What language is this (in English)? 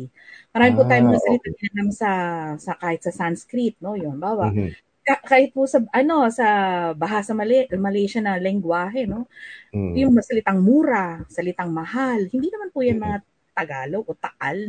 Filipino